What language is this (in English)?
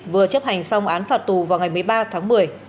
Vietnamese